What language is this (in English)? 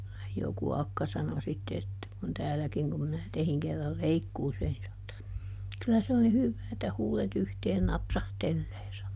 Finnish